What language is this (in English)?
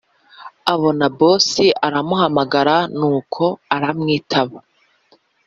Kinyarwanda